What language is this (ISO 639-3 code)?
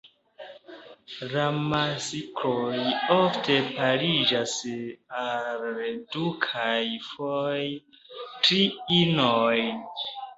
epo